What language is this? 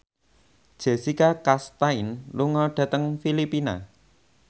Javanese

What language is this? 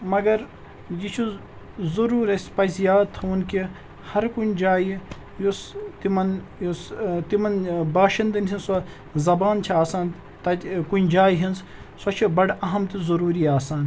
Kashmiri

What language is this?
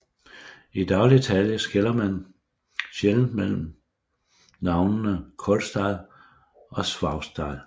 Danish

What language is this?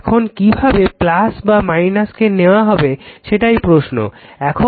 Bangla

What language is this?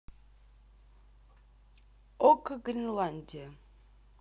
Russian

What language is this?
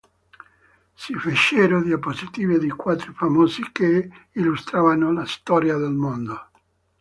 Italian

